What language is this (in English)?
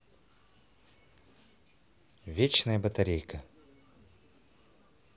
Russian